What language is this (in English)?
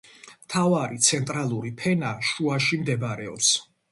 Georgian